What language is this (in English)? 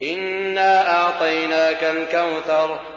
Arabic